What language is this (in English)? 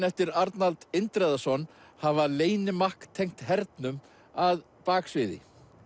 Icelandic